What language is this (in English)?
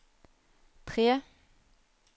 Norwegian